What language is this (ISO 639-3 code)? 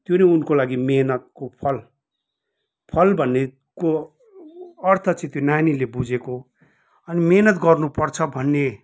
nep